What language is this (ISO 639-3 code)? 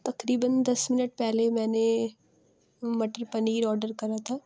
urd